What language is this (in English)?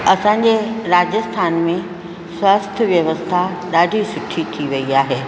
Sindhi